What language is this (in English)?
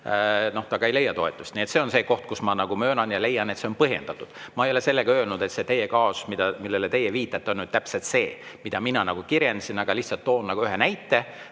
Estonian